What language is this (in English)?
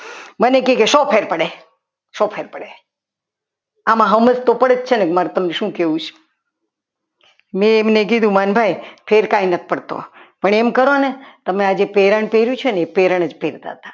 Gujarati